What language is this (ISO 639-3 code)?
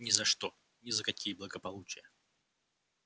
rus